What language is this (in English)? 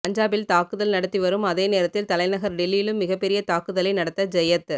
Tamil